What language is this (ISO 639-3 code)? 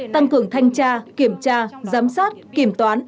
vie